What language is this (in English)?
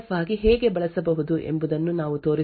Kannada